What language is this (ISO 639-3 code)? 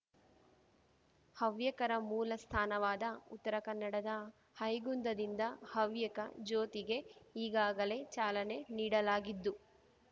kan